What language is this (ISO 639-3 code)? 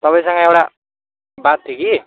nep